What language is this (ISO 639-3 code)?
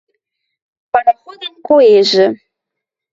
mrj